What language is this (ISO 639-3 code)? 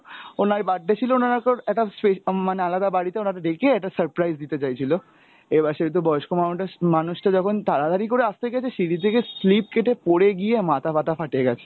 ben